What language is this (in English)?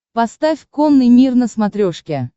Russian